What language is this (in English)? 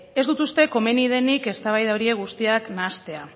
Basque